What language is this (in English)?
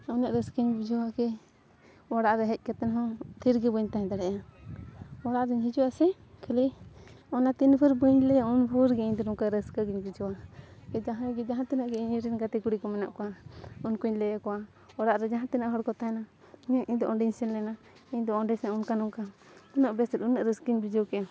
Santali